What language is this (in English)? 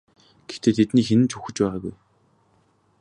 Mongolian